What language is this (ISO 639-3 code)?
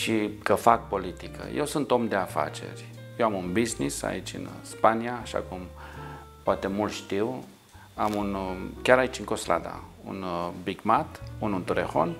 ron